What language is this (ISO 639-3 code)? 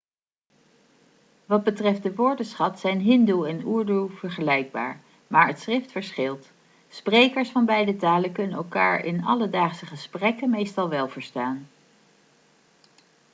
nld